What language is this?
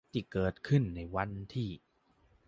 Thai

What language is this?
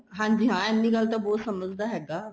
Punjabi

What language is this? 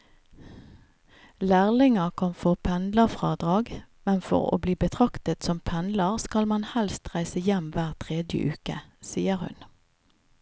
Norwegian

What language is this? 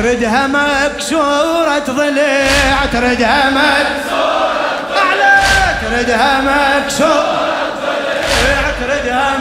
Arabic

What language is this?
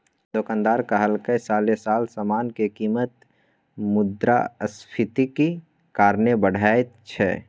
Maithili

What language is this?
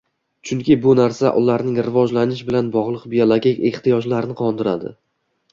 Uzbek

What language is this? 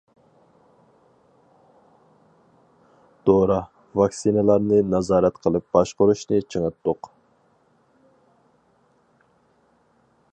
Uyghur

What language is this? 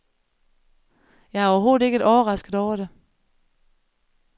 Danish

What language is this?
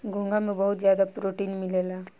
Bhojpuri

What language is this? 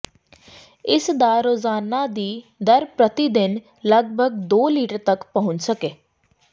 Punjabi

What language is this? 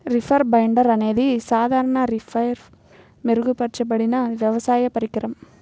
Telugu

